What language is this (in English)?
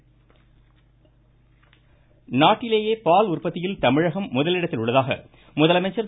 Tamil